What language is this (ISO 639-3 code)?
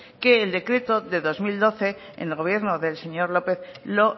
spa